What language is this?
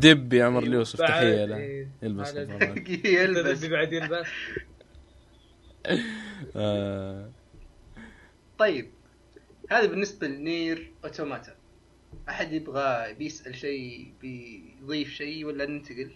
Arabic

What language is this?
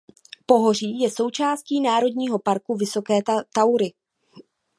Czech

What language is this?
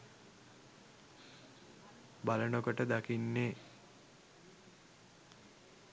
Sinhala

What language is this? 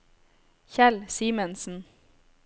Norwegian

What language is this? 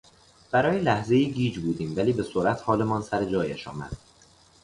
Persian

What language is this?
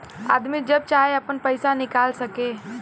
Bhojpuri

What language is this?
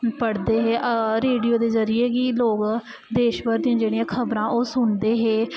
Dogri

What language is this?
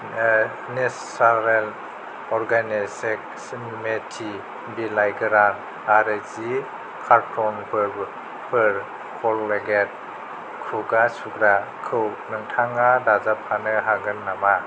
Bodo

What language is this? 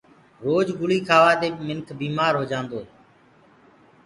Gurgula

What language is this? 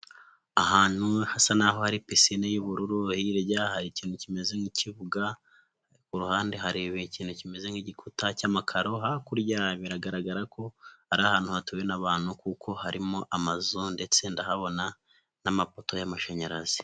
Kinyarwanda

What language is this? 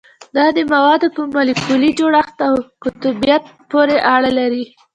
Pashto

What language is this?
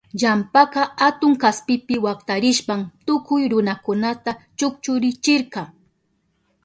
Southern Pastaza Quechua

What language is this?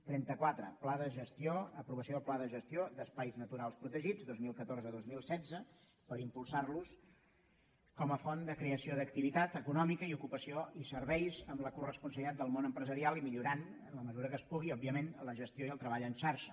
Catalan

